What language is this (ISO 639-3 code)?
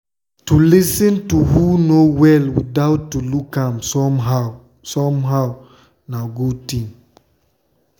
pcm